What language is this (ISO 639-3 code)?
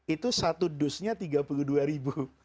ind